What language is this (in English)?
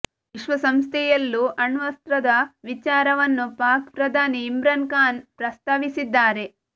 Kannada